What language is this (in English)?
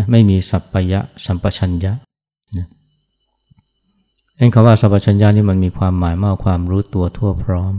Thai